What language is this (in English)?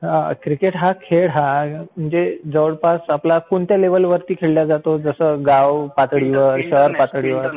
Marathi